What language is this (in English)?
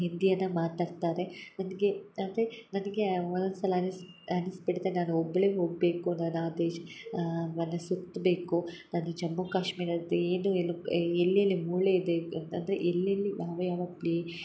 Kannada